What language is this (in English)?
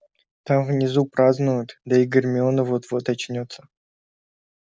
Russian